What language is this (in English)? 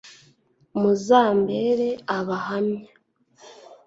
Kinyarwanda